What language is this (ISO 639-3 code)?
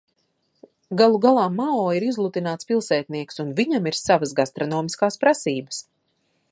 lav